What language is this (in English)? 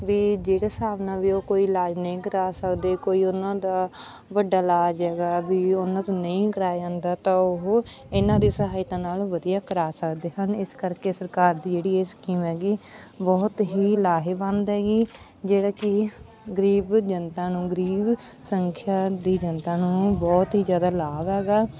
Punjabi